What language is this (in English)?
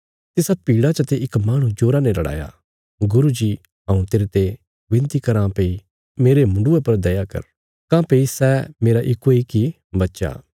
Bilaspuri